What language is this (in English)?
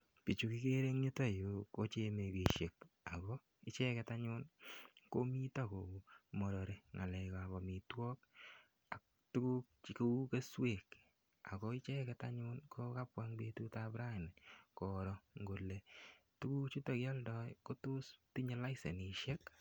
Kalenjin